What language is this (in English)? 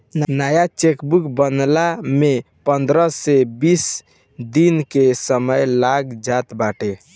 Bhojpuri